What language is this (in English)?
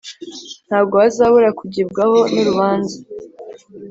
Kinyarwanda